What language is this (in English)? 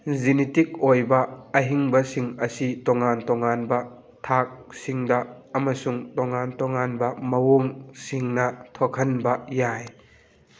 Manipuri